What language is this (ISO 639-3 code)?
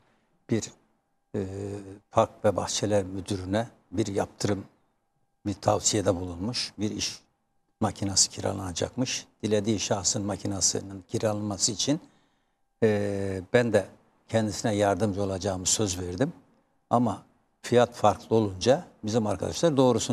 tur